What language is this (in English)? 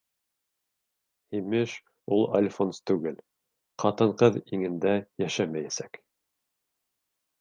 Bashkir